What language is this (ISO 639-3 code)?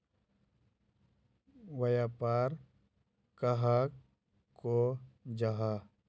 mag